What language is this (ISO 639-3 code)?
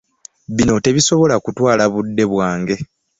lug